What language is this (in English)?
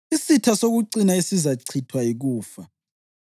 North Ndebele